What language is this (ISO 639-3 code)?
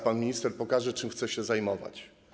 pol